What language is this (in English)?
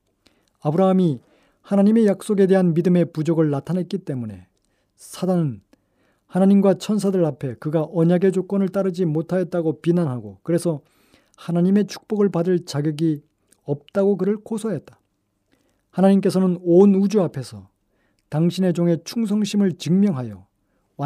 Korean